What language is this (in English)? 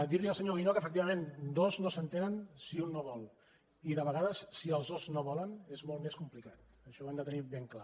Catalan